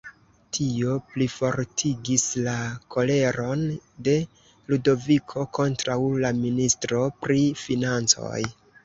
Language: Esperanto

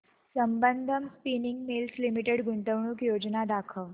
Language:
Marathi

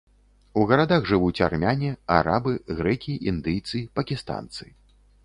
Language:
Belarusian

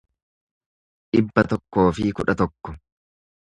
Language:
Oromo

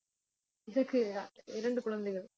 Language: Tamil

